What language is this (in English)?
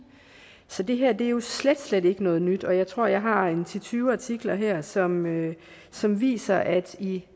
Danish